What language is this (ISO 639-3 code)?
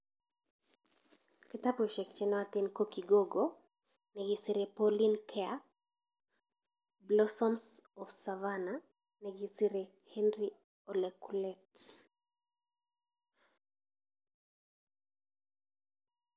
kln